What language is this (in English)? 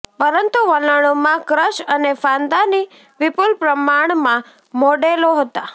Gujarati